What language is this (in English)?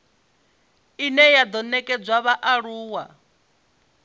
Venda